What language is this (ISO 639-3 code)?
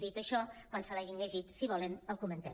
cat